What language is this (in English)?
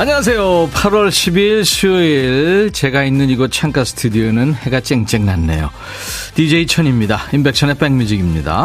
Korean